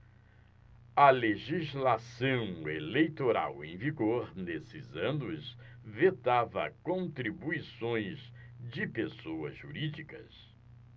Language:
Portuguese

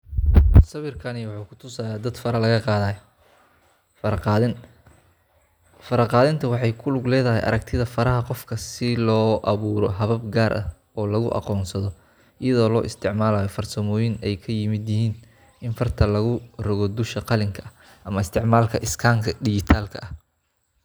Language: Somali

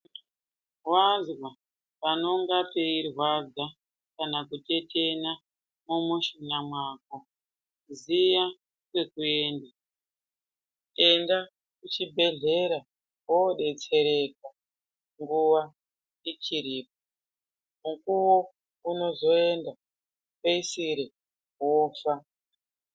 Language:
Ndau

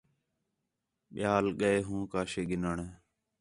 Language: Khetrani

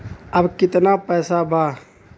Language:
Bhojpuri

